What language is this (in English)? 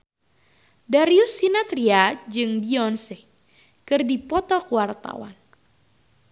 Sundanese